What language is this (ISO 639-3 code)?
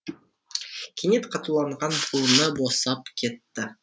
kaz